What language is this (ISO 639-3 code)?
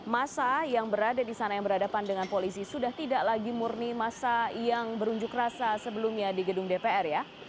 ind